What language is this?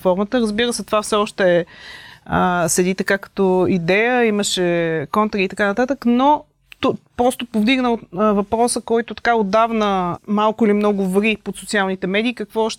Bulgarian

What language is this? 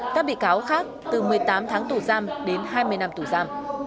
Vietnamese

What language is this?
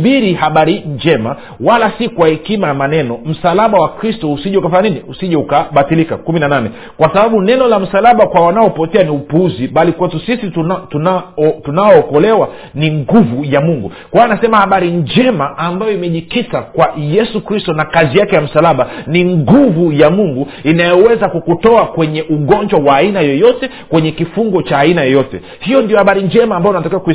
Swahili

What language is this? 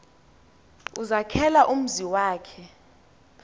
Xhosa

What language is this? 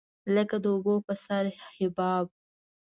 Pashto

